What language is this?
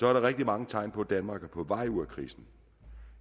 Danish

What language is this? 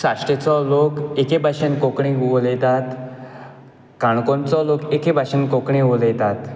Konkani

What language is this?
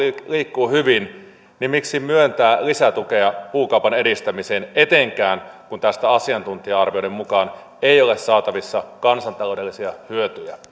Finnish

